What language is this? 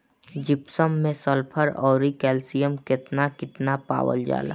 Bhojpuri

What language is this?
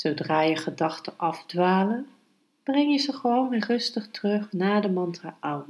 Dutch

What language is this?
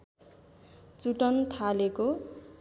Nepali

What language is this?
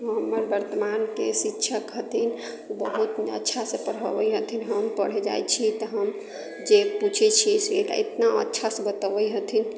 Maithili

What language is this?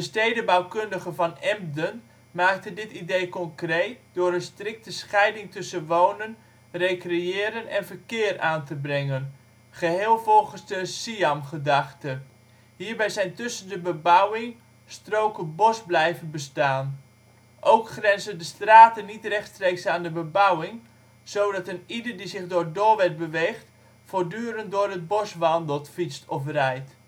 Dutch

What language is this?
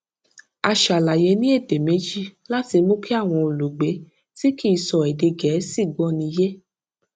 Yoruba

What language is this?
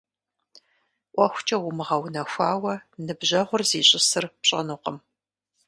Kabardian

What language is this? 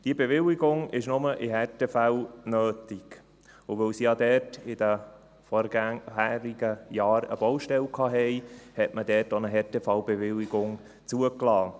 Swiss German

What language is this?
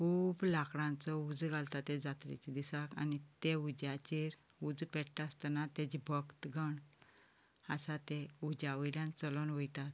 Konkani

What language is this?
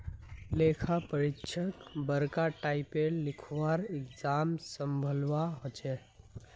Magahi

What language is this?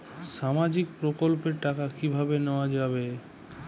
Bangla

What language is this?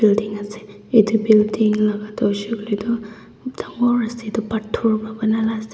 Naga Pidgin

